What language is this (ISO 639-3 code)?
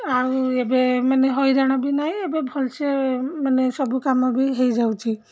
ori